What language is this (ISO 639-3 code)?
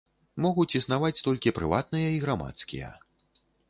bel